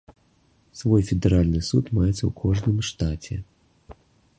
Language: Belarusian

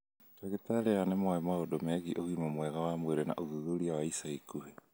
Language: Kikuyu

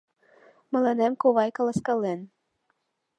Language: Mari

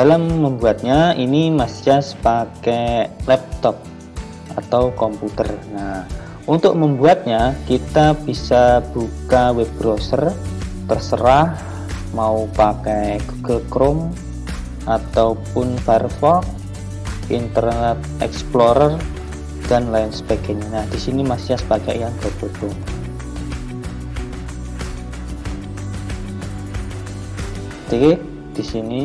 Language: Indonesian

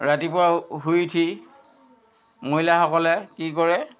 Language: Assamese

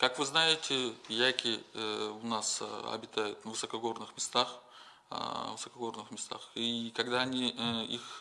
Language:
Russian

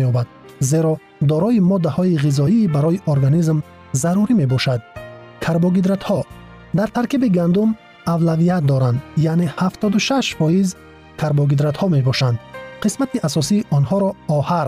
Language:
Persian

